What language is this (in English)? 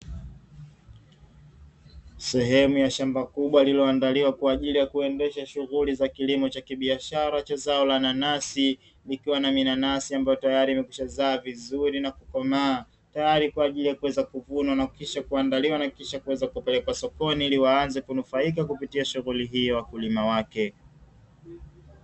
Swahili